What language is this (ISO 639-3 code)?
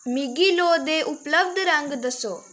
doi